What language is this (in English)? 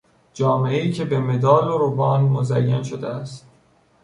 Persian